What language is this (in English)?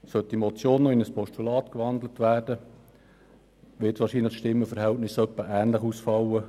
Swiss German